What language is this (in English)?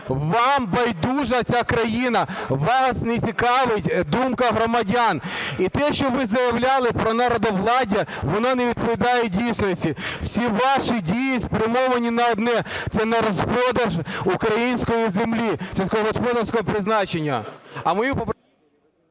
Ukrainian